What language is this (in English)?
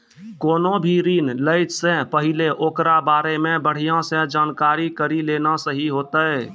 Maithili